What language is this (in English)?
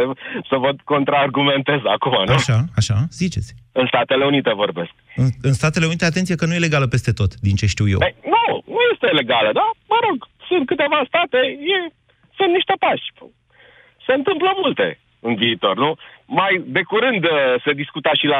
Romanian